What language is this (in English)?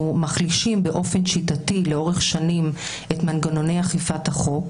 Hebrew